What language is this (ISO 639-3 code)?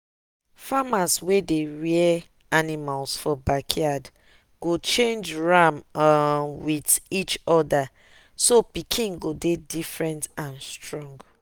pcm